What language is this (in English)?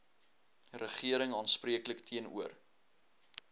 Afrikaans